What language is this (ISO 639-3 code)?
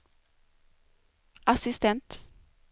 swe